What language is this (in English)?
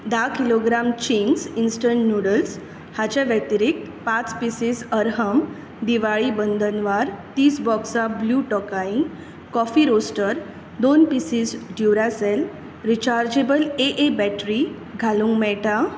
Konkani